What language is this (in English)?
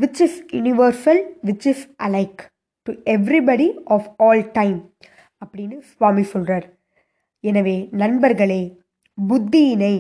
Tamil